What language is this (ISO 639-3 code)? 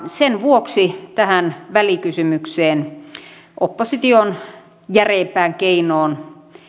fin